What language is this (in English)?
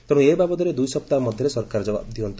Odia